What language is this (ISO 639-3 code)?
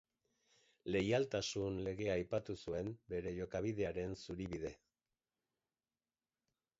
eus